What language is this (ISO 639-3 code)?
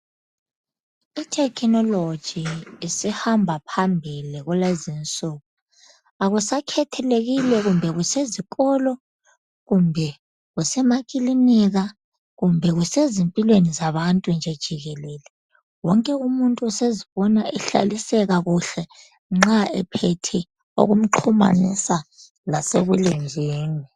nde